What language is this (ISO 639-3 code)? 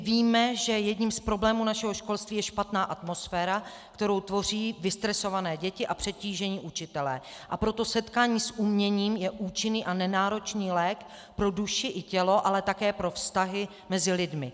ces